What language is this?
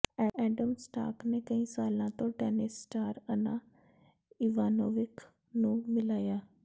Punjabi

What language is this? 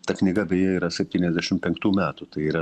Lithuanian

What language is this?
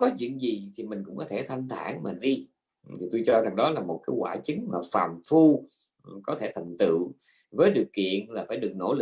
Vietnamese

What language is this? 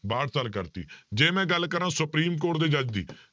Punjabi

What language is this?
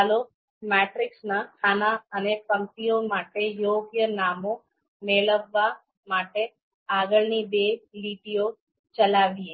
Gujarati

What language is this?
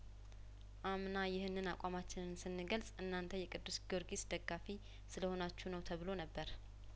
Amharic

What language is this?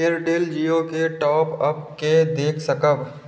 Maithili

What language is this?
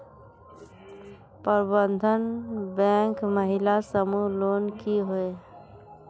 Magahi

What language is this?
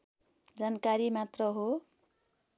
Nepali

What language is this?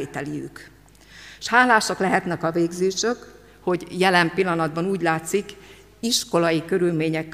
Hungarian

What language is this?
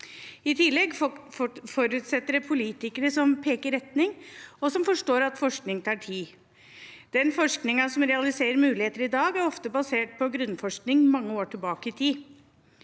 Norwegian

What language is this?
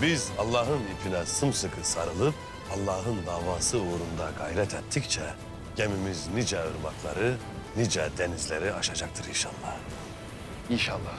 Turkish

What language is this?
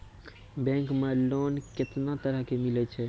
Maithili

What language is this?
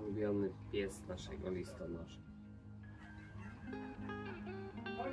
Polish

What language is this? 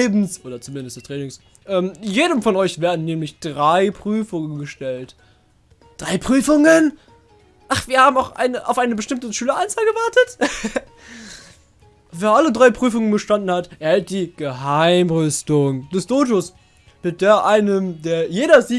German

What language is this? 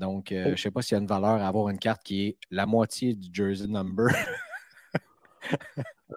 French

